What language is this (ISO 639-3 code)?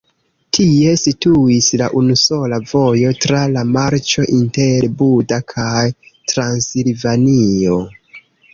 epo